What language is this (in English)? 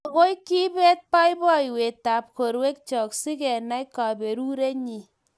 Kalenjin